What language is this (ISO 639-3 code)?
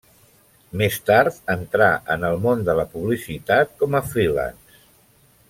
cat